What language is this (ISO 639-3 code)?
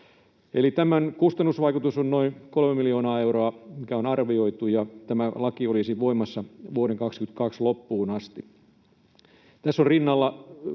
fin